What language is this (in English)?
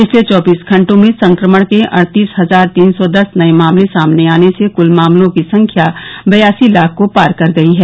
Hindi